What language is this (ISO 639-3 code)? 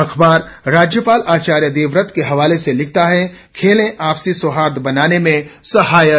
hin